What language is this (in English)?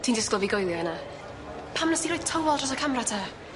Welsh